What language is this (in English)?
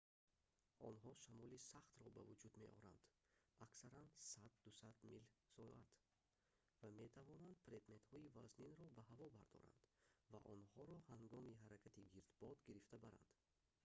Tajik